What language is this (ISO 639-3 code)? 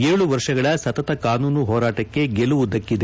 kan